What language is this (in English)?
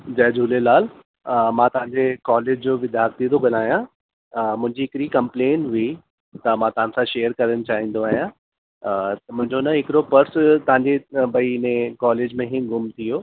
Sindhi